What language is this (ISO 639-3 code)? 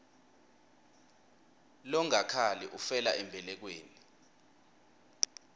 ssw